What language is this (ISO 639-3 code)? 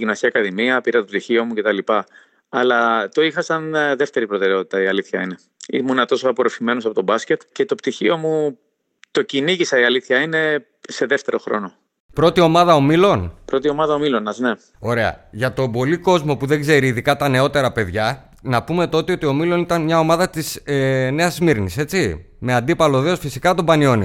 ell